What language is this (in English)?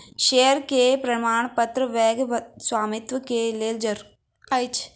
Maithili